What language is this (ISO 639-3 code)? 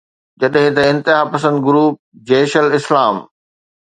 snd